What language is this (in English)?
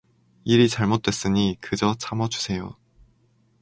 Korean